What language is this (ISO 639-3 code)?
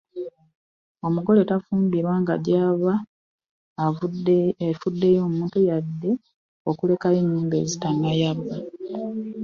lug